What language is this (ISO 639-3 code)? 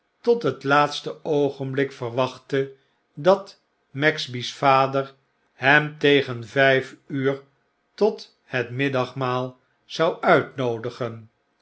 nld